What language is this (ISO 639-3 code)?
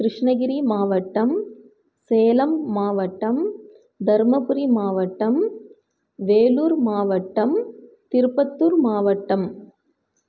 tam